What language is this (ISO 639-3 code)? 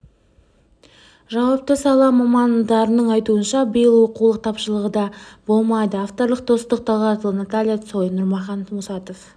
kaz